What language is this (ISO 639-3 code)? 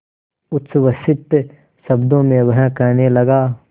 hin